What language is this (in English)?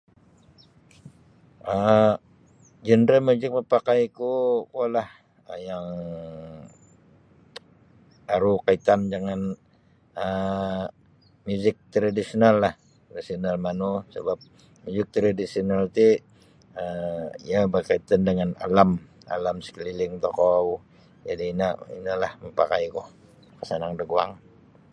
Sabah Bisaya